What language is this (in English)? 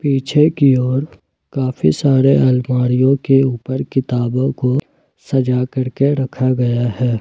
Hindi